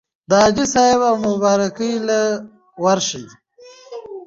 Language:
Pashto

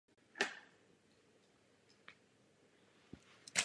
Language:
Czech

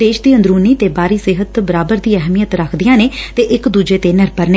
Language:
Punjabi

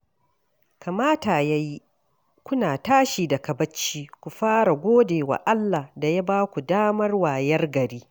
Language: Hausa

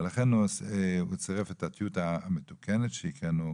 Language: Hebrew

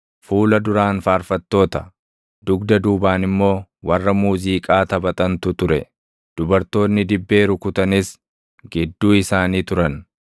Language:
Oromo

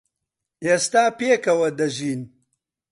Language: Central Kurdish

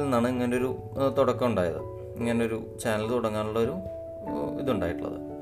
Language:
Malayalam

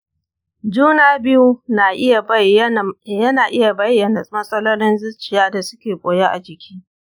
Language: Hausa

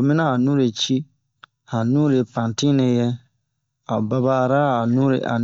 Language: Bomu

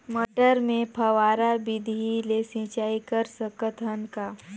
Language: Chhattisgarhi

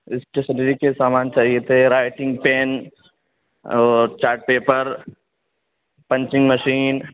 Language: Urdu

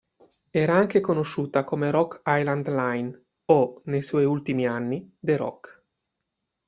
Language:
Italian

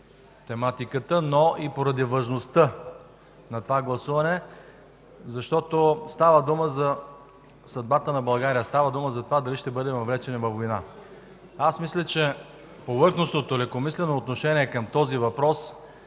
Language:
Bulgarian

